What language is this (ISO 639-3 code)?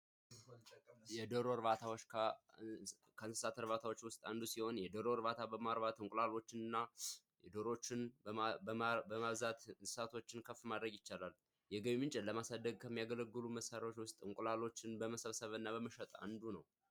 amh